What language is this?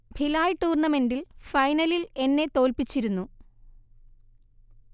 Malayalam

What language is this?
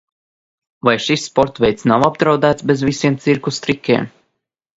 Latvian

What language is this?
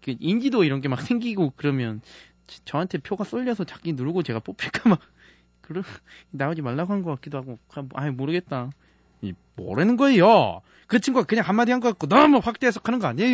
Korean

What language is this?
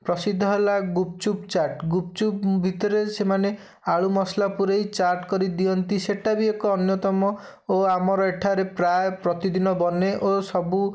Odia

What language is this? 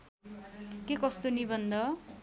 Nepali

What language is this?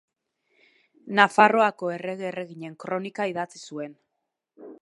Basque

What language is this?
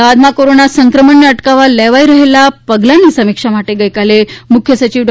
Gujarati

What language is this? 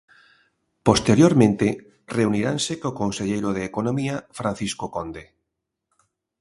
Galician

